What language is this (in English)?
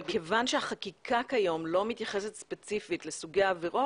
Hebrew